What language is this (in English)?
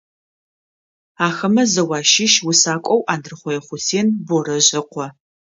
Adyghe